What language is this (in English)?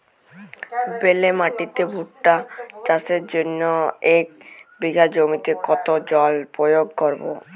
Bangla